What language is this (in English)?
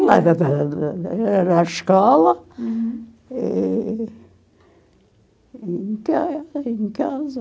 Portuguese